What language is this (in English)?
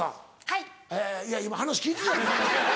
Japanese